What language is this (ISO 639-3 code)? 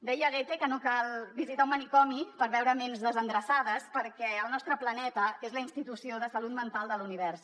cat